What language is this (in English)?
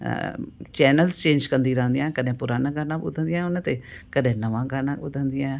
Sindhi